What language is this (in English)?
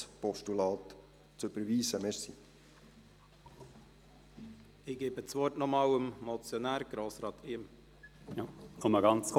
Swiss German